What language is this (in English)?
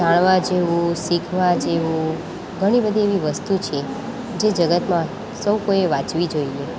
Gujarati